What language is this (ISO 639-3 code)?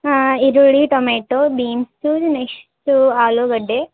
kan